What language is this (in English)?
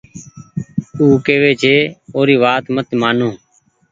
Goaria